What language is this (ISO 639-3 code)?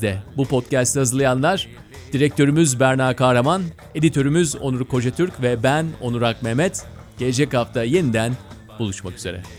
tur